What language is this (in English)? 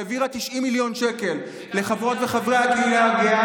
Hebrew